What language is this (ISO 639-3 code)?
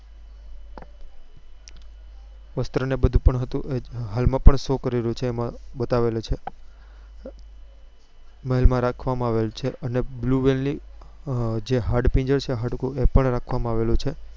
guj